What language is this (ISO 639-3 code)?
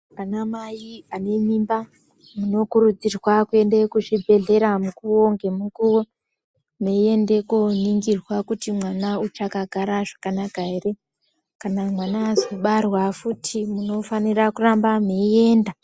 ndc